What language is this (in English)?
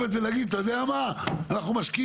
Hebrew